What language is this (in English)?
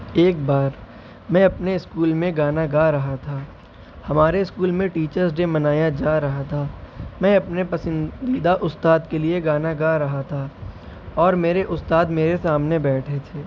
Urdu